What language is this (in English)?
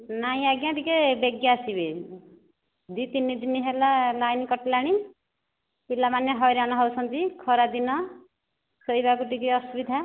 Odia